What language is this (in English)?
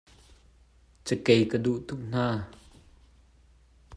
Hakha Chin